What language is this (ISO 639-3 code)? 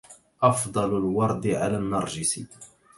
ara